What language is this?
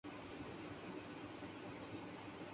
Urdu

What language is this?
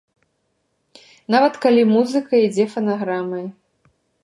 Belarusian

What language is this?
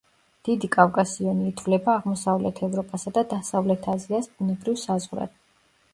Georgian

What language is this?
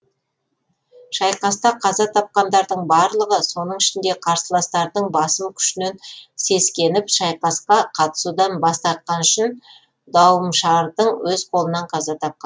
Kazakh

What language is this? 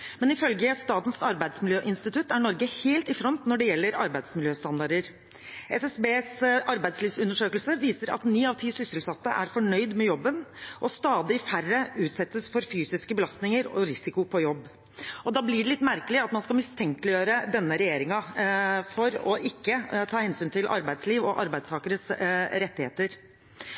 Norwegian Bokmål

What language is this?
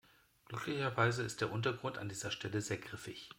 German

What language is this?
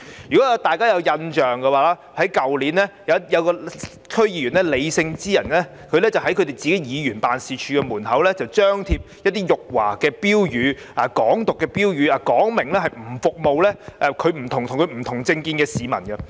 Cantonese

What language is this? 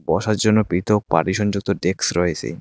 Bangla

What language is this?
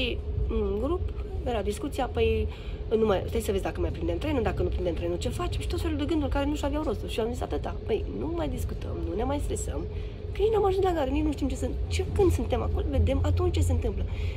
Romanian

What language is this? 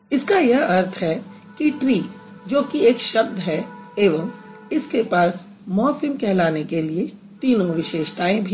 Hindi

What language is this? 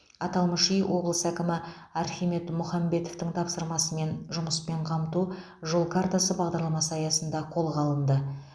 Kazakh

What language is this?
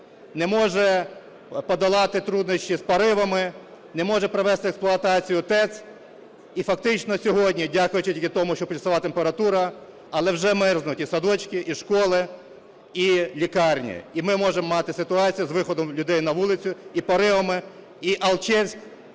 Ukrainian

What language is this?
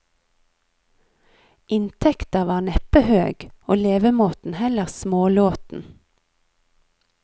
Norwegian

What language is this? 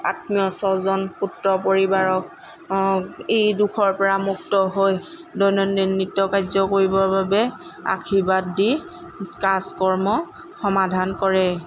Assamese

